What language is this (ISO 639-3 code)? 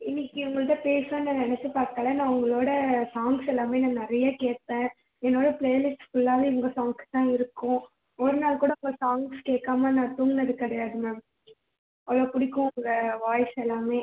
tam